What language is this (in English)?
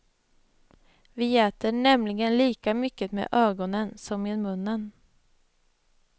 Swedish